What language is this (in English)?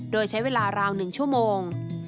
Thai